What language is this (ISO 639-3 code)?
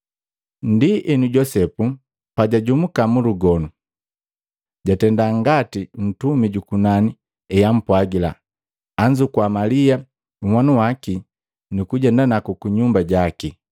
mgv